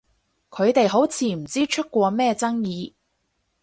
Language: Cantonese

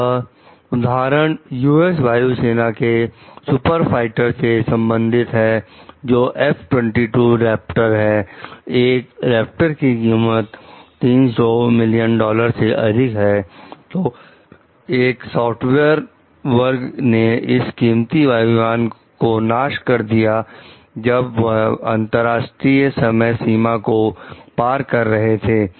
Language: Hindi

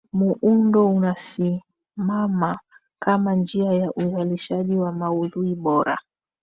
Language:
Swahili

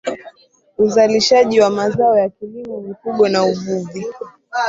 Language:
Swahili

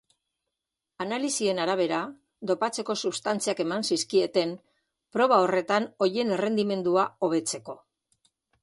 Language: Basque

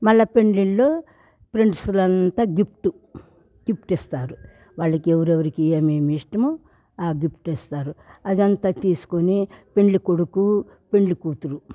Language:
Telugu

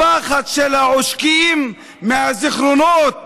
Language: Hebrew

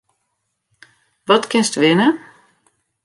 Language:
Western Frisian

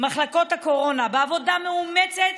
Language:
Hebrew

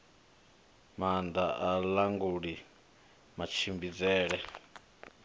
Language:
Venda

